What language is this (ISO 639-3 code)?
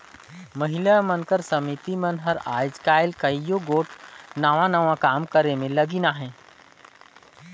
hne